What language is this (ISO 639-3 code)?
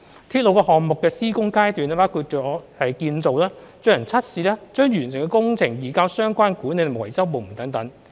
yue